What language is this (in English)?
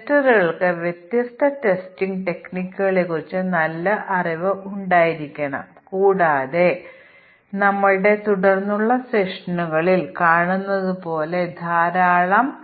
Malayalam